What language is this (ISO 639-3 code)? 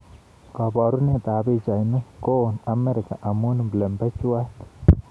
kln